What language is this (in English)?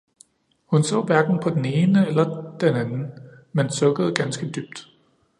Danish